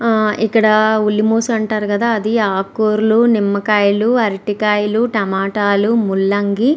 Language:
Telugu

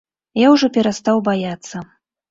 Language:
Belarusian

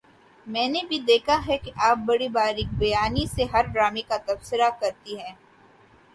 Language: Urdu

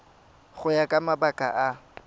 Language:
Tswana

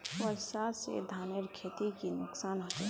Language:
Magahi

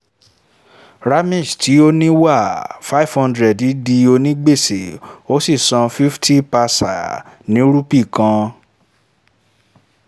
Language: Yoruba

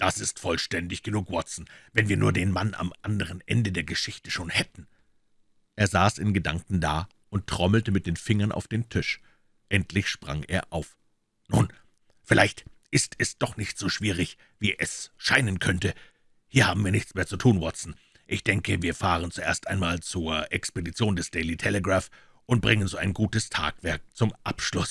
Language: German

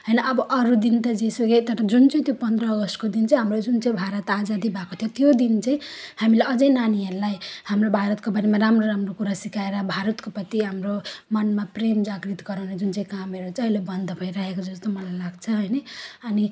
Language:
Nepali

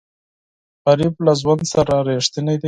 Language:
Pashto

